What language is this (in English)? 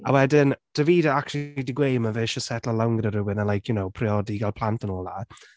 Welsh